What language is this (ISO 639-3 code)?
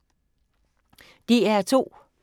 dan